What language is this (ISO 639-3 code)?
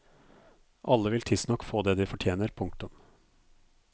nor